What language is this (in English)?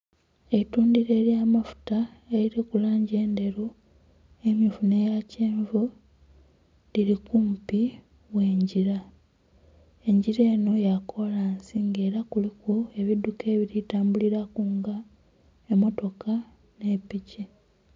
Soga